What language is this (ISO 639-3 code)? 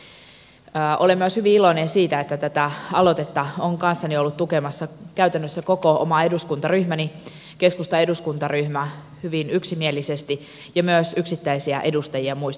fin